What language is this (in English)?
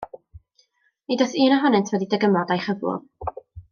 Welsh